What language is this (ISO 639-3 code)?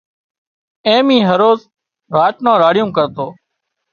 kxp